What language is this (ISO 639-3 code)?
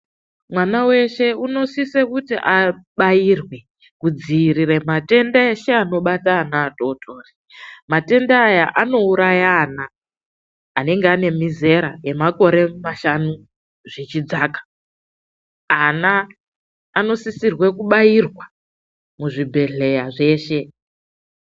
ndc